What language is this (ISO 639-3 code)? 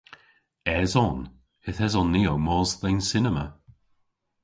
cor